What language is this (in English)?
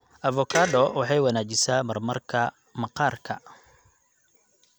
Somali